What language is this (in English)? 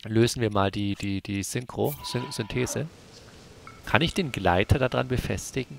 German